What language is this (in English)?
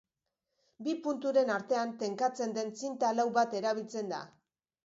Basque